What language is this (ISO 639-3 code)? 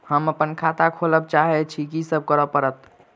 mai